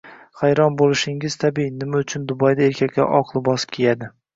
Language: Uzbek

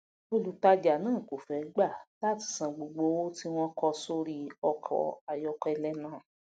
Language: Yoruba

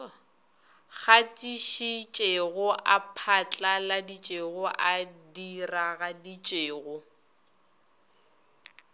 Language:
Northern Sotho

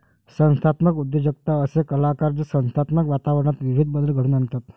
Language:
Marathi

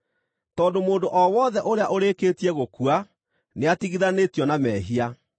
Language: Kikuyu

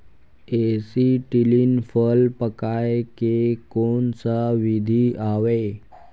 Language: Chhattisgarhi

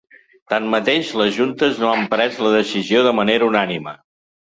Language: Catalan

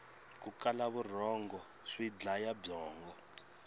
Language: Tsonga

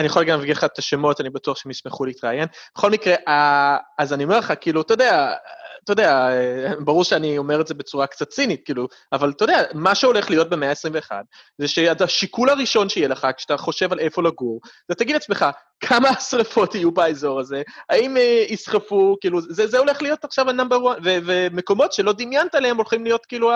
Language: Hebrew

